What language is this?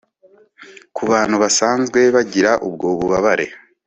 Kinyarwanda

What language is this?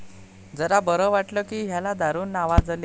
Marathi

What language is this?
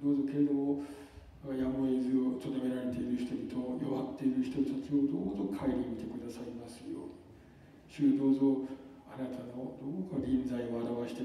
Japanese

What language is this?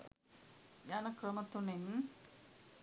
Sinhala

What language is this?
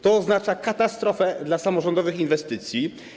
Polish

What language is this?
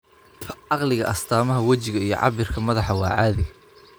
Somali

